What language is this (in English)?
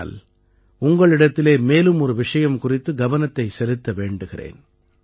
Tamil